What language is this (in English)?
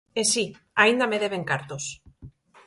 Galician